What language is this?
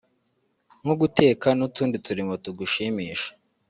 Kinyarwanda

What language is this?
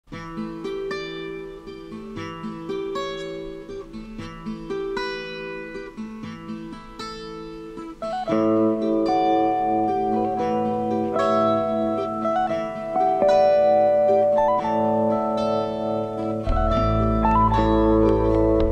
Romanian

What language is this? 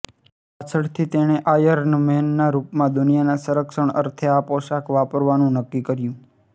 Gujarati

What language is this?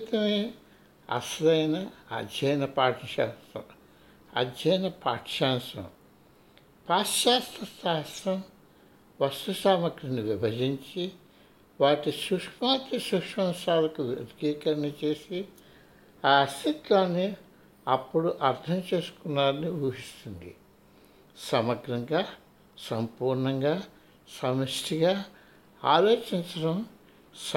Telugu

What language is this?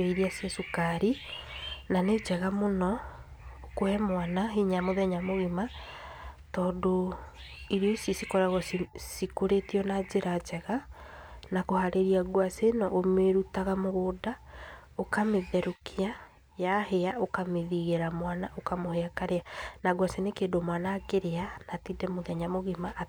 Kikuyu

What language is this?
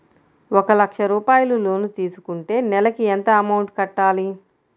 Telugu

